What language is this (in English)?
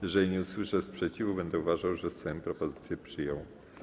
Polish